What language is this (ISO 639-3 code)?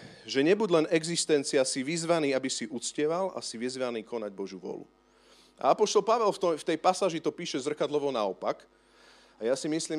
slk